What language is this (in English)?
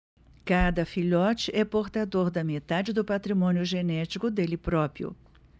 Portuguese